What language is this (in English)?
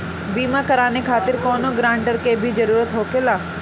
Bhojpuri